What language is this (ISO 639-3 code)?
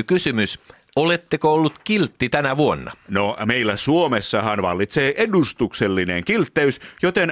fin